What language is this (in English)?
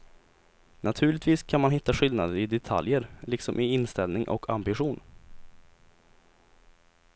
Swedish